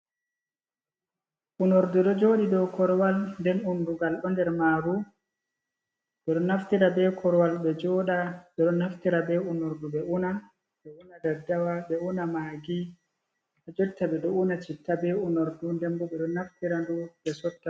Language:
Fula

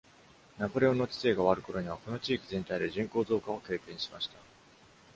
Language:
Japanese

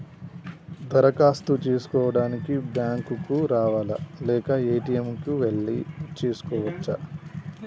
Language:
Telugu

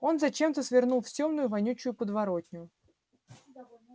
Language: Russian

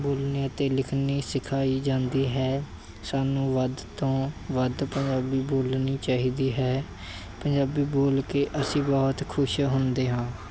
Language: Punjabi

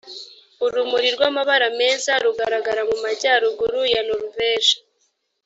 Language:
Kinyarwanda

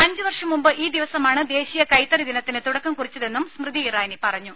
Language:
Malayalam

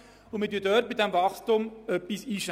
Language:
Swiss German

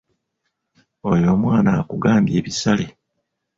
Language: Ganda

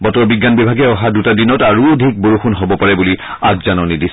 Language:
Assamese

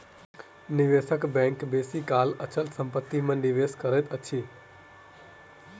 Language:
Maithili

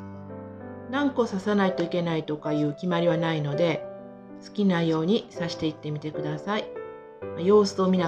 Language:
Japanese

